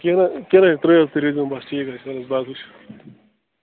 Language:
Kashmiri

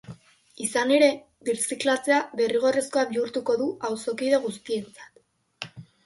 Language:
Basque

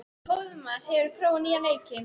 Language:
Icelandic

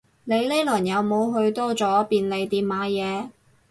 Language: Cantonese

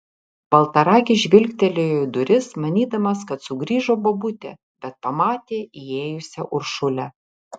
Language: Lithuanian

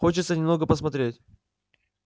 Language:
Russian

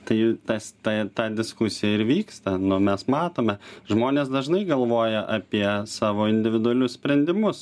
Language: Lithuanian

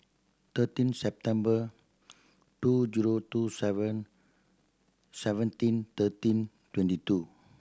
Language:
English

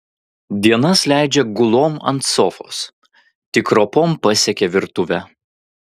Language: Lithuanian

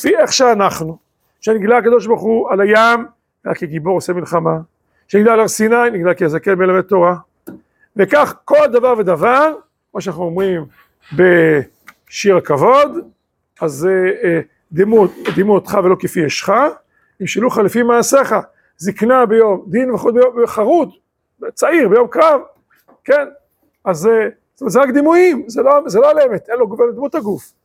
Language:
Hebrew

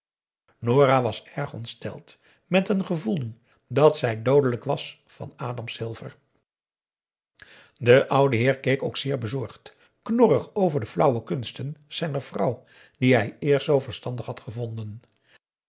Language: Dutch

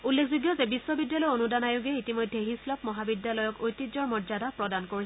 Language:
Assamese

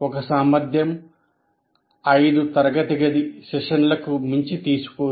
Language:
Telugu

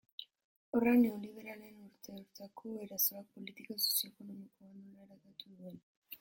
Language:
Basque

